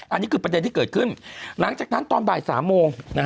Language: Thai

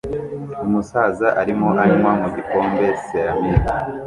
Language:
Kinyarwanda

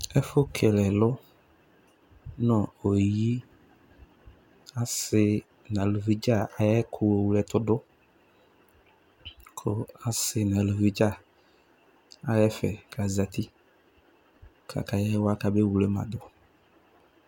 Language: Ikposo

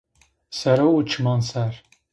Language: Zaza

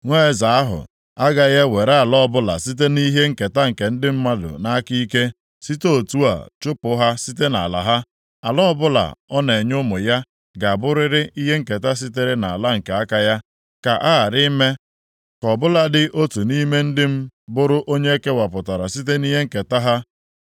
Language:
Igbo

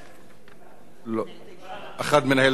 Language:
Hebrew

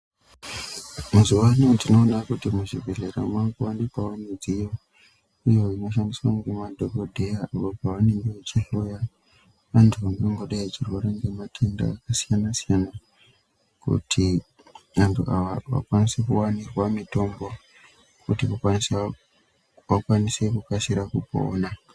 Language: Ndau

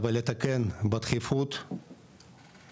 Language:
Hebrew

